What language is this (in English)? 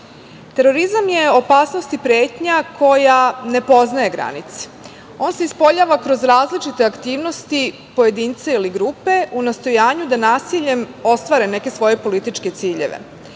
Serbian